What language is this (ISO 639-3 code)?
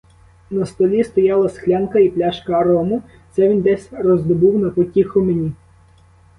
ukr